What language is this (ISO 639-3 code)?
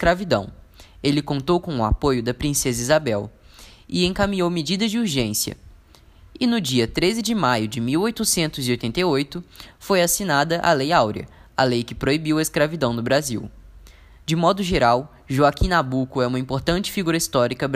por